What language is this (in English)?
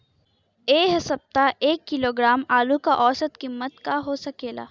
Bhojpuri